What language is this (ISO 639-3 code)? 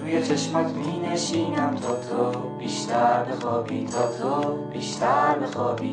fas